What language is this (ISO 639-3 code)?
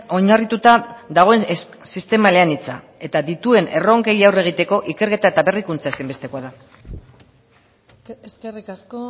eus